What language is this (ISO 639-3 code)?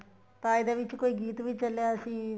pan